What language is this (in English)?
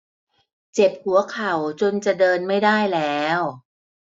Thai